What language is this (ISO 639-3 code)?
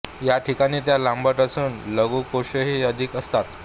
mar